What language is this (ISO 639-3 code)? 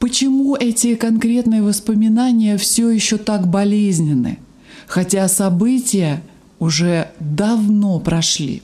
rus